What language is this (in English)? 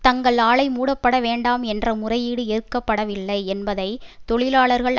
Tamil